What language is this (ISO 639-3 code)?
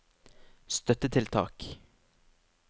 nor